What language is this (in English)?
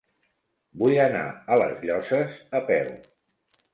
Catalan